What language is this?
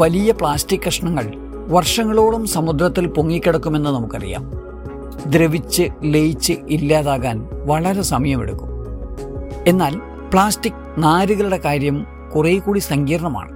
Malayalam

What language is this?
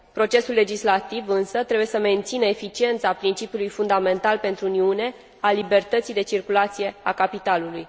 Romanian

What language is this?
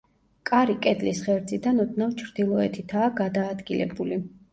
Georgian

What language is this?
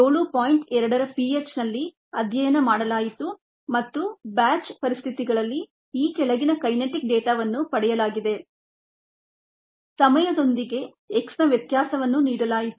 Kannada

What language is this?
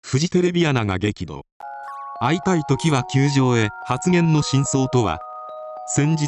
Japanese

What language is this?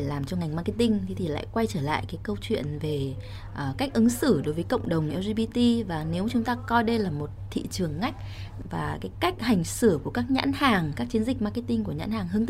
Vietnamese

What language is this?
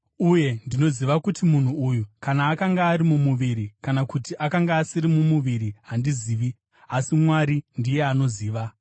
Shona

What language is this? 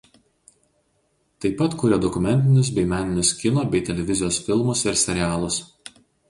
Lithuanian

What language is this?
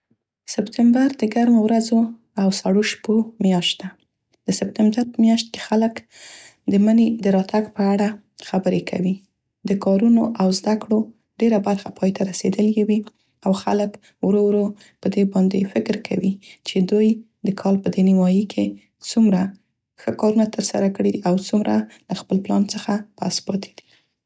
Central Pashto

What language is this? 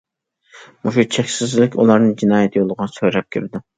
Uyghur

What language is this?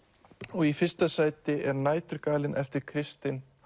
Icelandic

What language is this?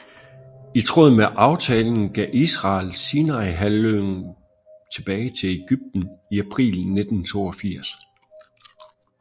Danish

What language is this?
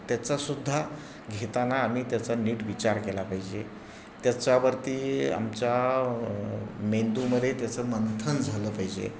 Marathi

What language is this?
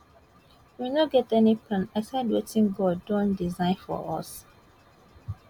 Nigerian Pidgin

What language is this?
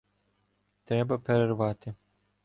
Ukrainian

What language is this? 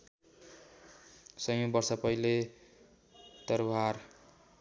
Nepali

